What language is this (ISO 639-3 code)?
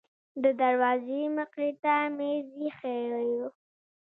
pus